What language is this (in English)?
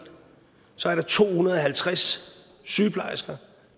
Danish